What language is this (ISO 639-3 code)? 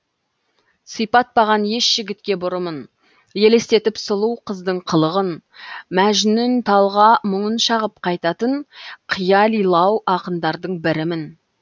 kaz